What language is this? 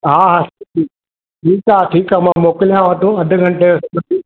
Sindhi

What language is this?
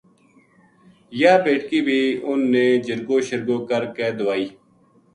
Gujari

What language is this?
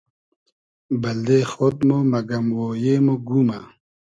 Hazaragi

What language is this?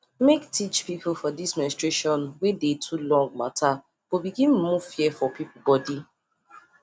Nigerian Pidgin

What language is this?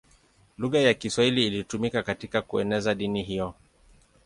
Swahili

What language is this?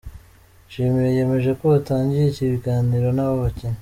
Kinyarwanda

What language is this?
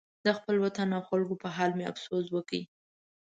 Pashto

